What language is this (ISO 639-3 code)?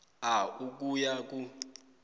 nbl